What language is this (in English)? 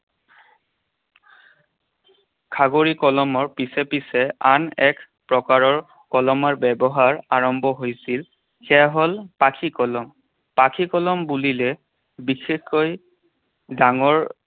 Assamese